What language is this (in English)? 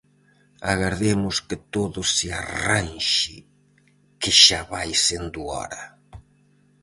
Galician